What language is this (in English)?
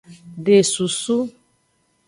Aja (Benin)